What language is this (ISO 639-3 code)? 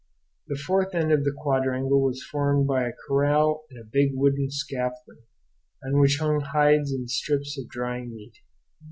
eng